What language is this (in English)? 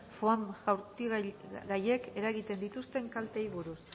Basque